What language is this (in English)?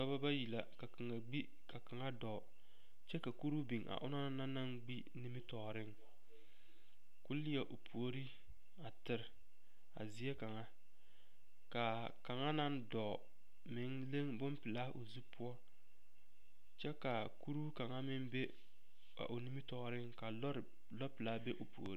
Southern Dagaare